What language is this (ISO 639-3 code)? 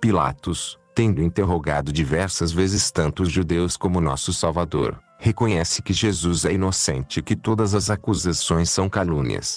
por